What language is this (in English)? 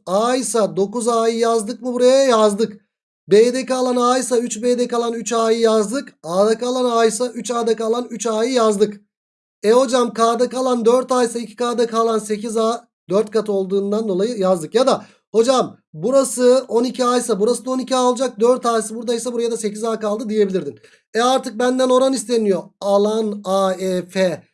Turkish